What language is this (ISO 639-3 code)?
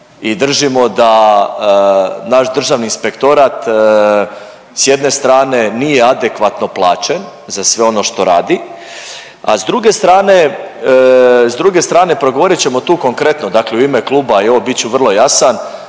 hrv